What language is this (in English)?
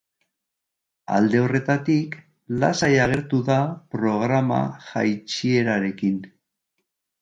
Basque